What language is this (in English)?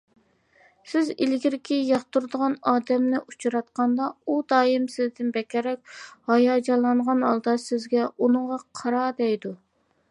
Uyghur